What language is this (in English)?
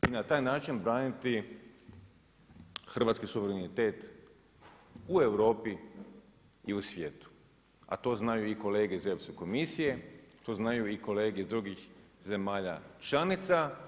Croatian